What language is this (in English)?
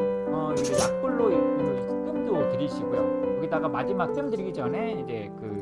Korean